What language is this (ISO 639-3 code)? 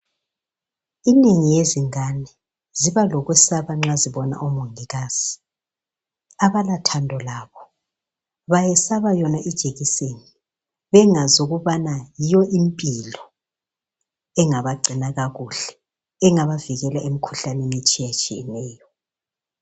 nde